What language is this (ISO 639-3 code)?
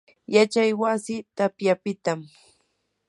qur